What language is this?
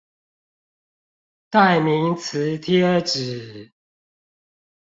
Chinese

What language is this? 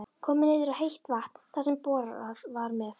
Icelandic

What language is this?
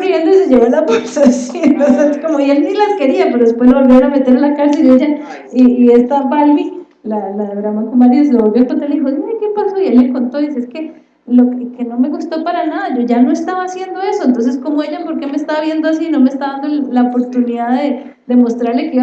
Spanish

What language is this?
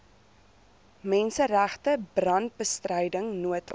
Afrikaans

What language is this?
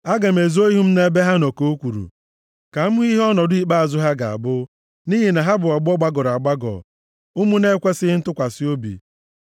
Igbo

